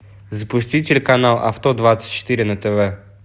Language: Russian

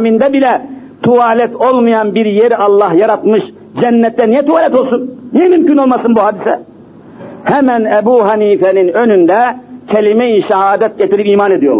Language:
Turkish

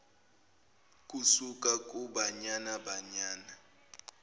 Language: Zulu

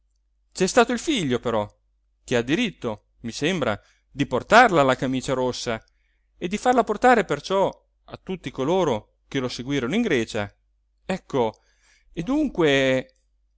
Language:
Italian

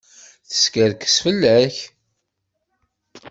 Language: Kabyle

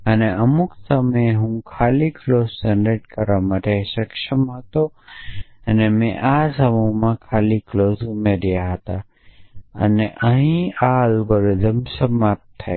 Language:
Gujarati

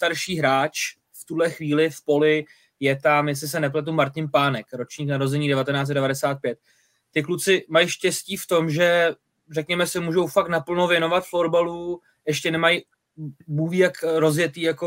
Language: Czech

